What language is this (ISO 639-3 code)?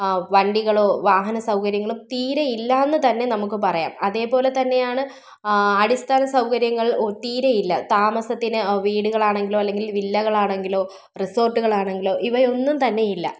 mal